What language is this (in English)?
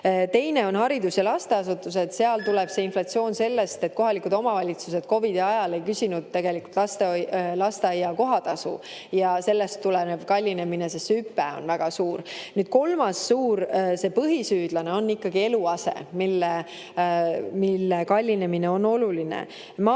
Estonian